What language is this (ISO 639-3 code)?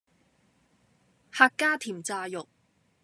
yue